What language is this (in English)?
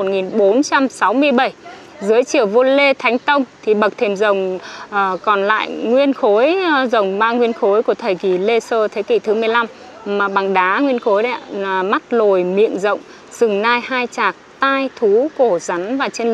Vietnamese